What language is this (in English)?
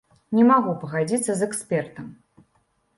Belarusian